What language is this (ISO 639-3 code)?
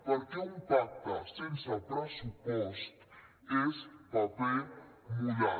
cat